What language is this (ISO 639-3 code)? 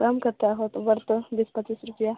mai